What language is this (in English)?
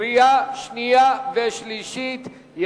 Hebrew